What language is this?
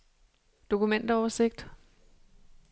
Danish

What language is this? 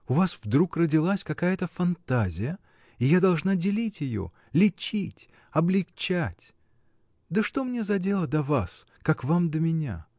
Russian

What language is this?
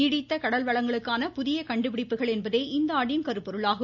Tamil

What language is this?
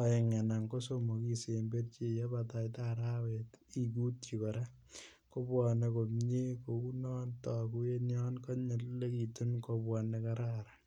Kalenjin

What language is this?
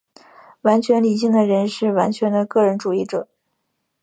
Chinese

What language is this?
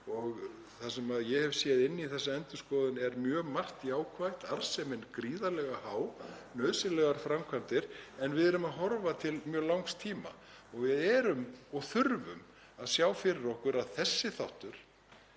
Icelandic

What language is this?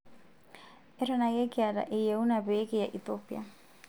Masai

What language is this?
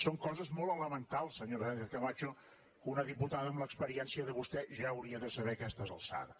Catalan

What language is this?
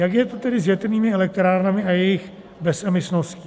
Czech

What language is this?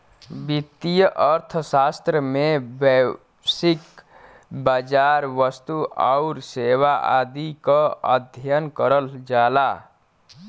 Bhojpuri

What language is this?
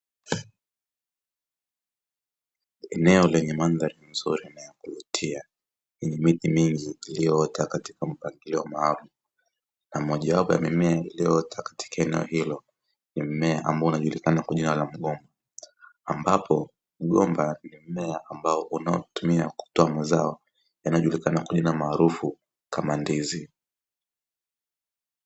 Swahili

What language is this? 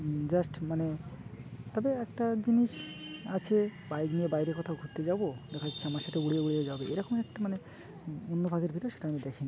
Bangla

